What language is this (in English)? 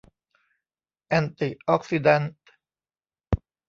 Thai